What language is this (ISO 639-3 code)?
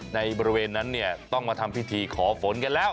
tha